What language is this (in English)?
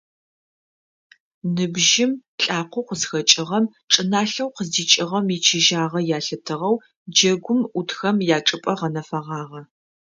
Adyghe